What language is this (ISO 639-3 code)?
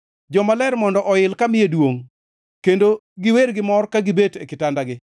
luo